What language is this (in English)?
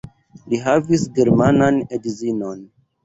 Esperanto